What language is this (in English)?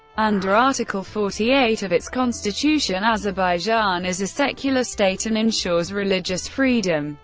English